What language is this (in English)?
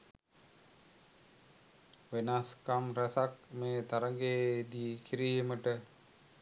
Sinhala